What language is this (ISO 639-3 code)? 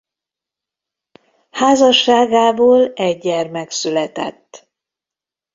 hun